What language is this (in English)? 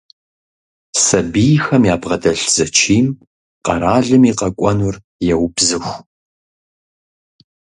Kabardian